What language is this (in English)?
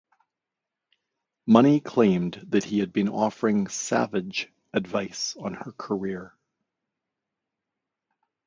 English